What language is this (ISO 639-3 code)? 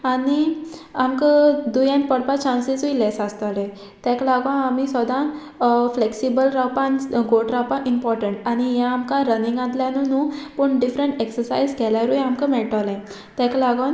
kok